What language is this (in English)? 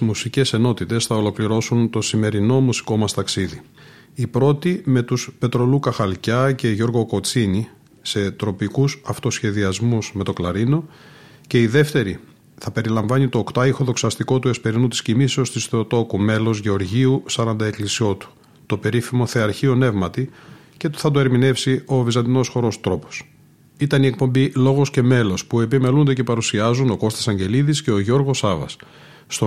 Greek